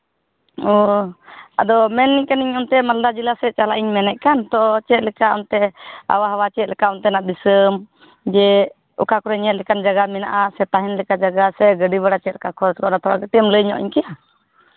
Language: Santali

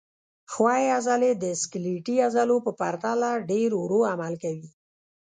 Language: Pashto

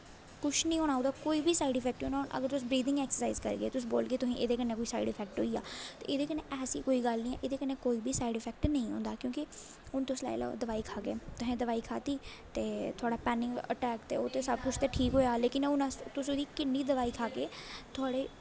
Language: Dogri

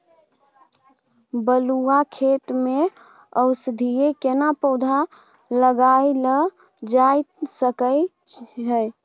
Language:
Maithili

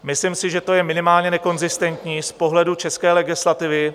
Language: Czech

